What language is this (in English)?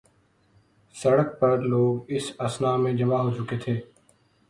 Urdu